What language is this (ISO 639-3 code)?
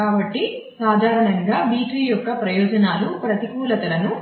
tel